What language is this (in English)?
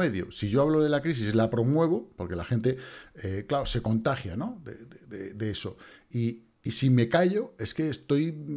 Spanish